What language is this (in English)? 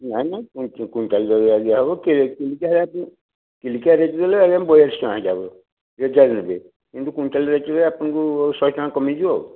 Odia